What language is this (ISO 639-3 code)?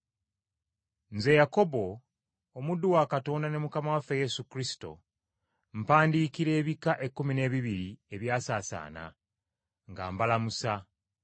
lug